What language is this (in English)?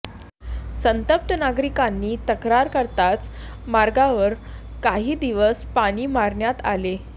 Marathi